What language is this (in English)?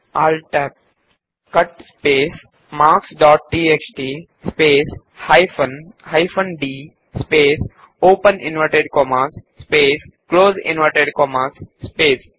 Kannada